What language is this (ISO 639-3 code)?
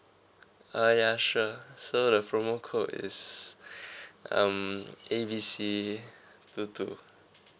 eng